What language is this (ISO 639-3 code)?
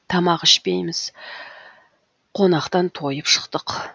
kaz